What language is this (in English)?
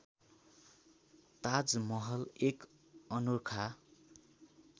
Nepali